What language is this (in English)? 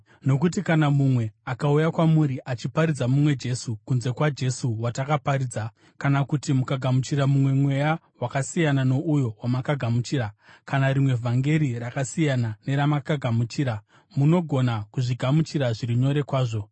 Shona